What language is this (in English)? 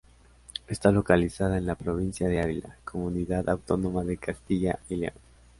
Spanish